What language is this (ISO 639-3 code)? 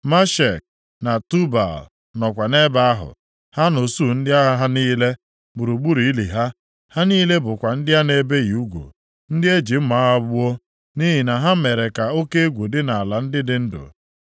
ibo